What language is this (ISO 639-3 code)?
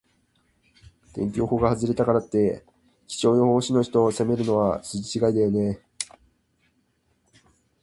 jpn